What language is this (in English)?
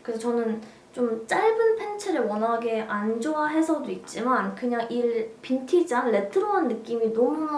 Korean